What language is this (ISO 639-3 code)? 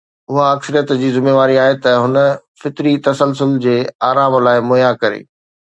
snd